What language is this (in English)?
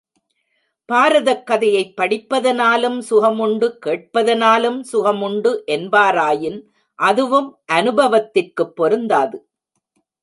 Tamil